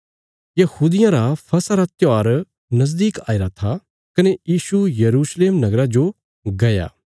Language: Bilaspuri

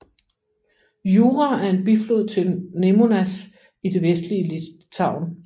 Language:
Danish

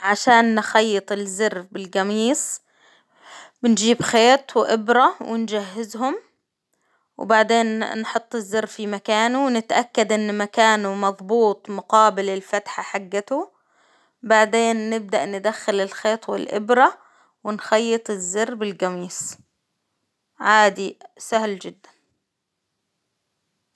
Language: Hijazi Arabic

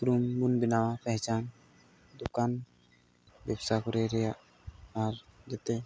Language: Santali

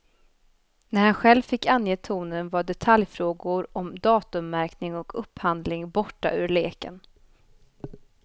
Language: Swedish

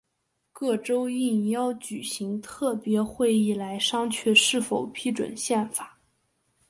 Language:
Chinese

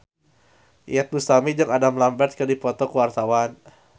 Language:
Sundanese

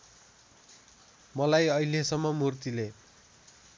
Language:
Nepali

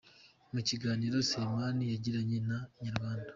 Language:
Kinyarwanda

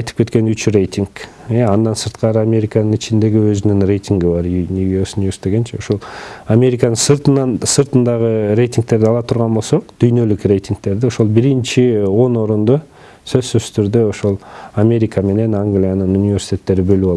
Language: Turkish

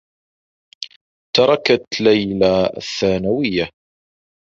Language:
Arabic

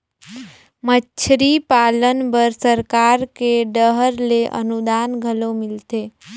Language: Chhattisgarhi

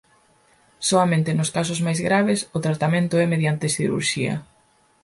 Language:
Galician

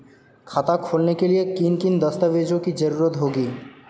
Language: Hindi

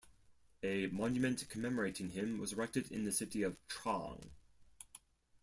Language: English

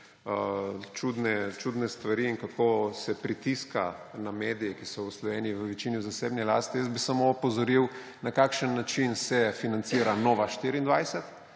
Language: Slovenian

